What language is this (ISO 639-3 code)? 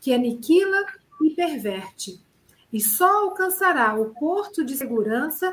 por